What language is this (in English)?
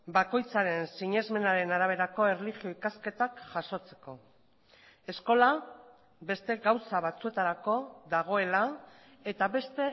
Basque